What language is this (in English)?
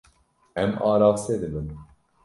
Kurdish